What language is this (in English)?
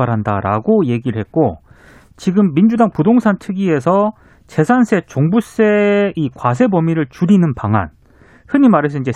Korean